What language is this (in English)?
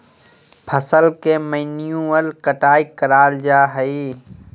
Magahi